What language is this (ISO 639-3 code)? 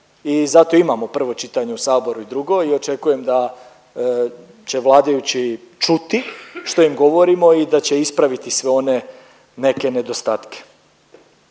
hrv